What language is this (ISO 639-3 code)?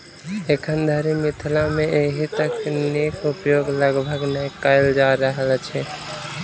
mai